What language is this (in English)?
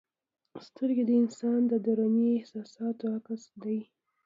Pashto